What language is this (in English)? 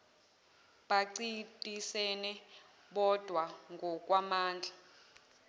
Zulu